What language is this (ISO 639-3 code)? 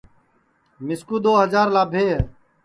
ssi